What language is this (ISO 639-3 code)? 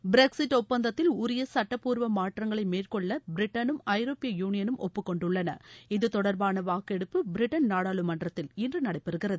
tam